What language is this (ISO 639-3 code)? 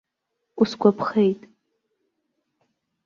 abk